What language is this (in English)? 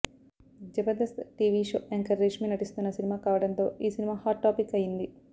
Telugu